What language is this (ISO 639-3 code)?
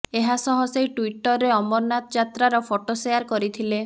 ori